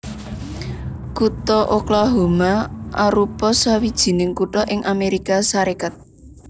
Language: Javanese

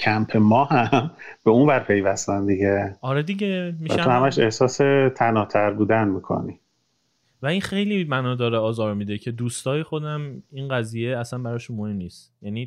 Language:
Persian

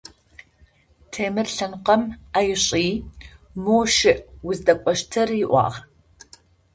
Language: Adyghe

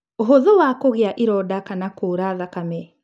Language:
Kikuyu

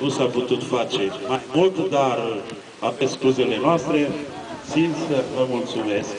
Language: Romanian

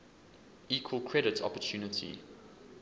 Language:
English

